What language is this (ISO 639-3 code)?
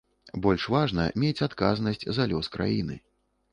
bel